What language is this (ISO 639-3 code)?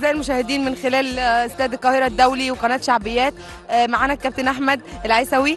ara